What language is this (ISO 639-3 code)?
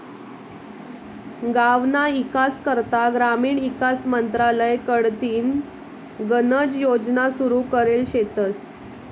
mar